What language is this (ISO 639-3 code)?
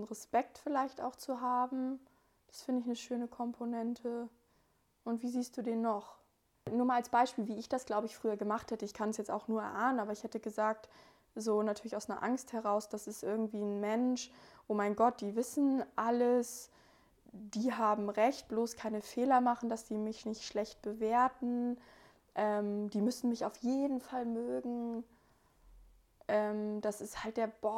deu